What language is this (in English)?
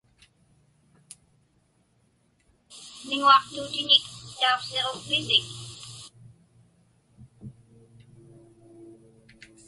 Inupiaq